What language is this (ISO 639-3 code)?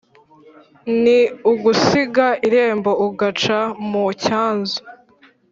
kin